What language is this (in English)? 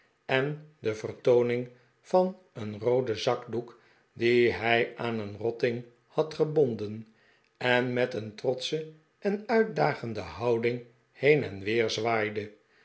Dutch